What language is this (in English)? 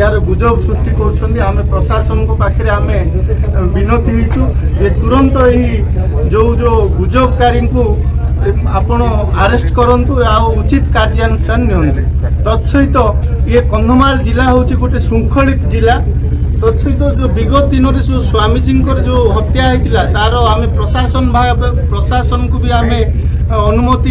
Hindi